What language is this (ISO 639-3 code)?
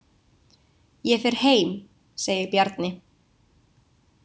isl